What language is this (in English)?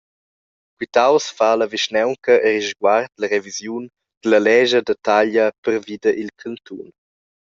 Romansh